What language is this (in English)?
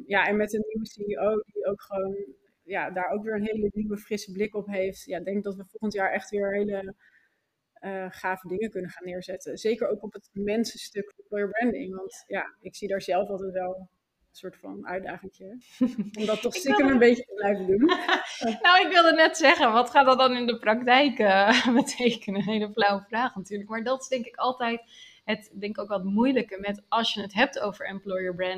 Dutch